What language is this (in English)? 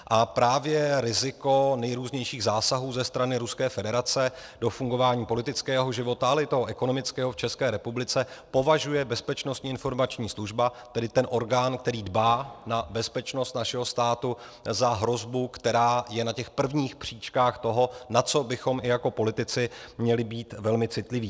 Czech